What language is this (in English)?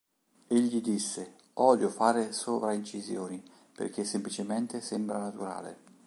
Italian